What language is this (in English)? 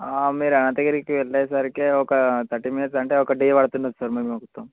Telugu